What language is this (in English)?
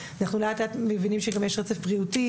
Hebrew